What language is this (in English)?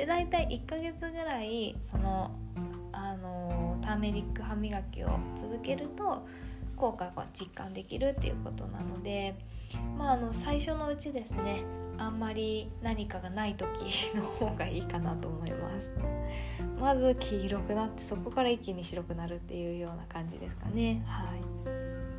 Japanese